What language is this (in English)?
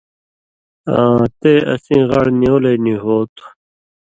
Indus Kohistani